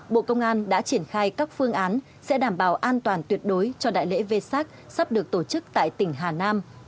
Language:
Vietnamese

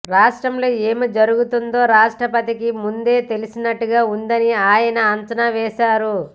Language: Telugu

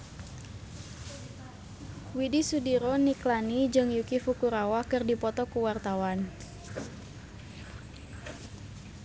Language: Sundanese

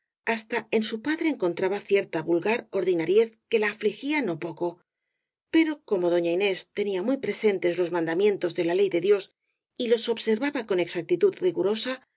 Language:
Spanish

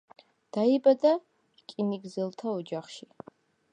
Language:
Georgian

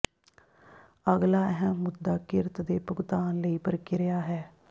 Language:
Punjabi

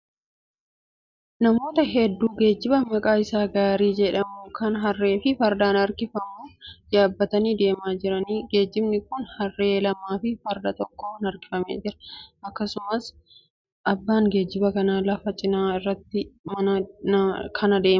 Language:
Oromo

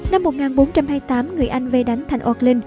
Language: Vietnamese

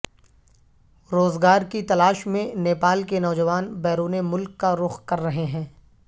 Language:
Urdu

